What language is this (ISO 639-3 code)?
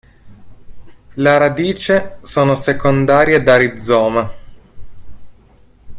ita